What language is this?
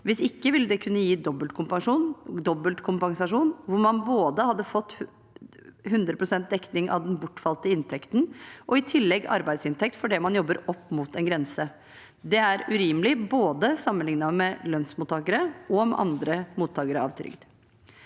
Norwegian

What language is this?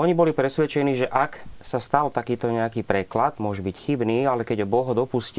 Slovak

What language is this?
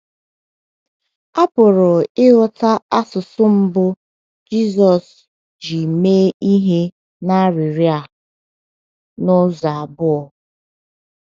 Igbo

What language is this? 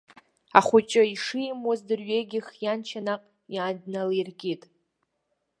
Abkhazian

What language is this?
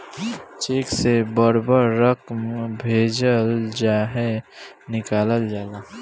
Bhojpuri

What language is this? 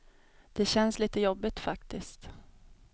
Swedish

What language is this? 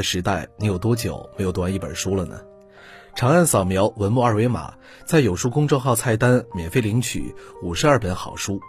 Chinese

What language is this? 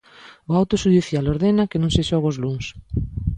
Galician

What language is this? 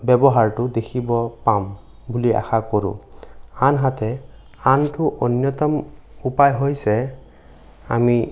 Assamese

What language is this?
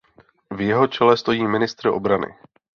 Czech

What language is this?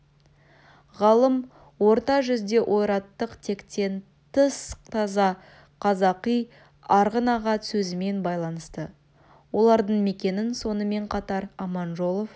Kazakh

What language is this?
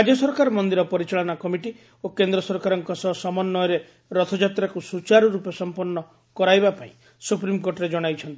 Odia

